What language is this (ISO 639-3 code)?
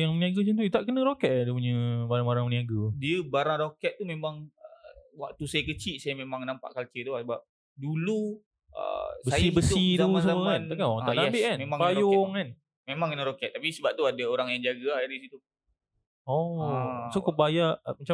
msa